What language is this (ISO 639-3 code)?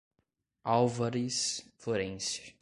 por